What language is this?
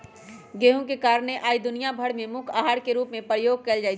Magahi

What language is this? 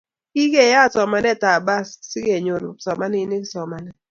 Kalenjin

